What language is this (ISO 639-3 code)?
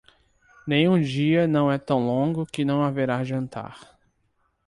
por